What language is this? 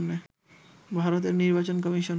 Bangla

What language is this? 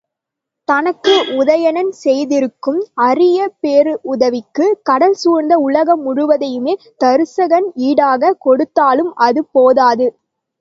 Tamil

